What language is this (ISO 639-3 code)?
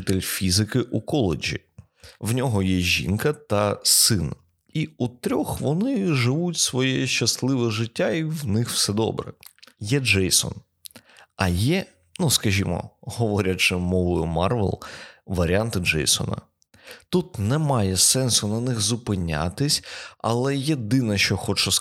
ukr